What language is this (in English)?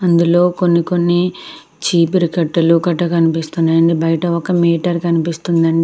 Telugu